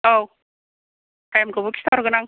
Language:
Bodo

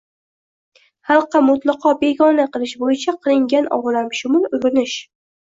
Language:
Uzbek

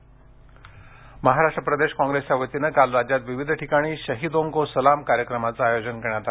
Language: Marathi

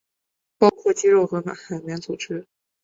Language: Chinese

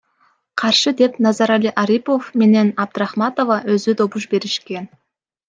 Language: Kyrgyz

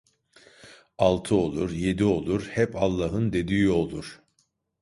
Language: Turkish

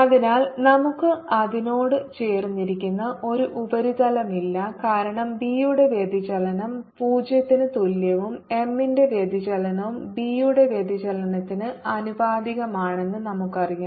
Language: Malayalam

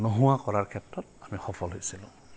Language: Assamese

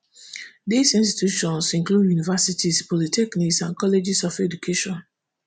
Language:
Nigerian Pidgin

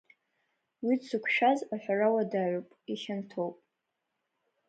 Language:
Abkhazian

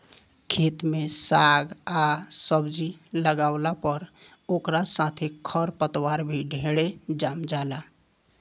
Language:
Bhojpuri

